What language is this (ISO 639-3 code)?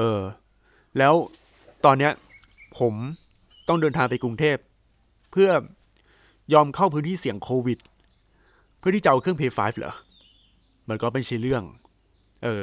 tha